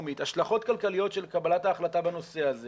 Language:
Hebrew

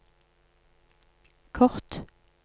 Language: Norwegian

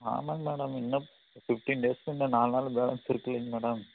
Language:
Tamil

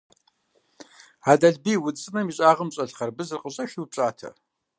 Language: Kabardian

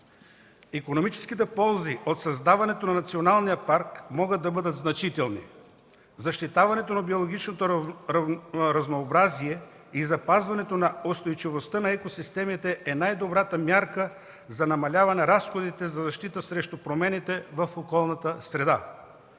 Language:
Bulgarian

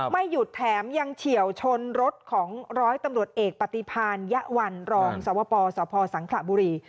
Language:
Thai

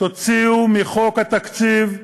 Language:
Hebrew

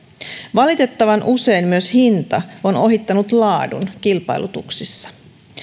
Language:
Finnish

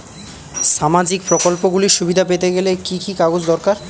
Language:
Bangla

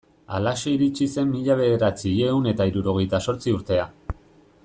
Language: Basque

